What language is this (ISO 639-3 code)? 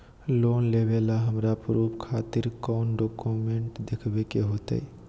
mag